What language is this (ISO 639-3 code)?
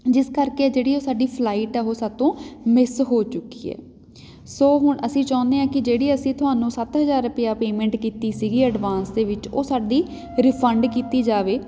pan